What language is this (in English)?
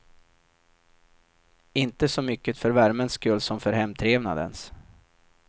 Swedish